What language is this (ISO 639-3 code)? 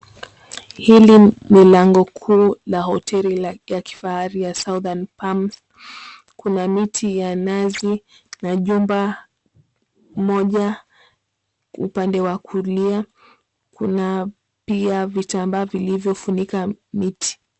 swa